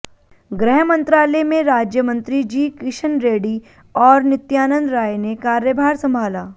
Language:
Hindi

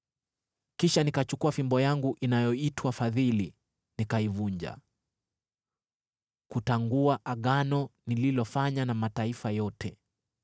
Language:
Swahili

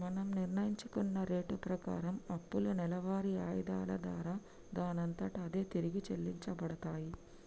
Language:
Telugu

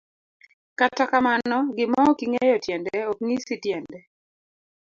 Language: Luo (Kenya and Tanzania)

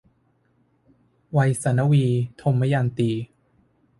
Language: Thai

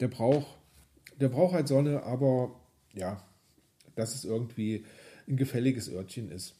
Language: German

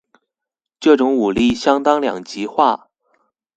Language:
Chinese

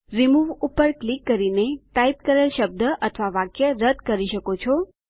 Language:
Gujarati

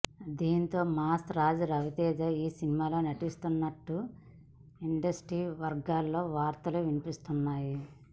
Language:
Telugu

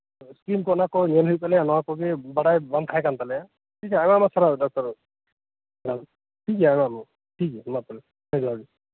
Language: Santali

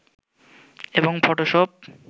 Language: Bangla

